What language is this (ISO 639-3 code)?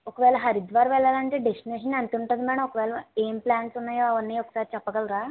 tel